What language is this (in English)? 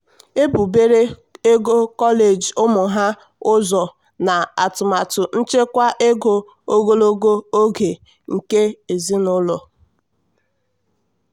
Igbo